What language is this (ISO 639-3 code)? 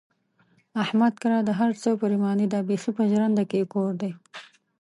pus